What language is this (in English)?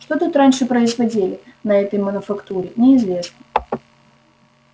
Russian